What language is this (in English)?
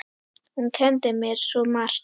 Icelandic